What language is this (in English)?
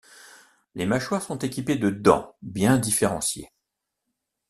French